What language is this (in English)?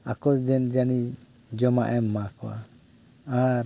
Santali